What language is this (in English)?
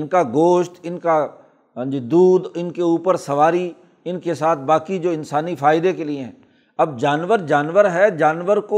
Urdu